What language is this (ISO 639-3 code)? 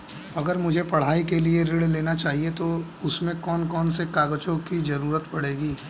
hin